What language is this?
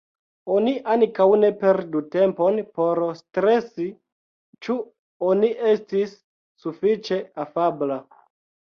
Esperanto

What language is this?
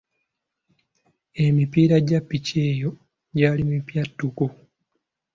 Ganda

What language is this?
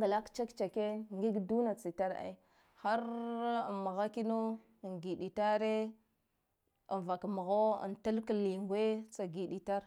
Guduf-Gava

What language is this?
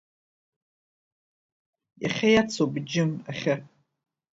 Abkhazian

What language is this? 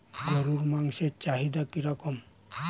Bangla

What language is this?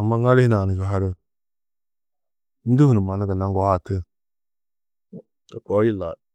Tedaga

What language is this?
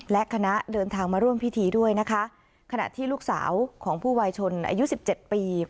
Thai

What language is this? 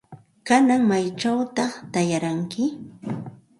Santa Ana de Tusi Pasco Quechua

